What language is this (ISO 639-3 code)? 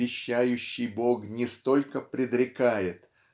rus